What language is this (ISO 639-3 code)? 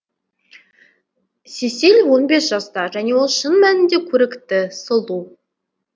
kaz